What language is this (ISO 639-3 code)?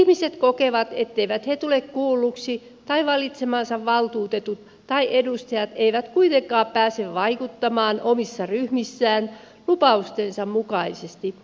fin